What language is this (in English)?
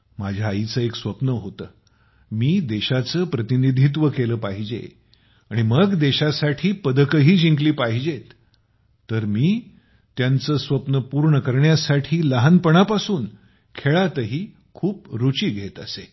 Marathi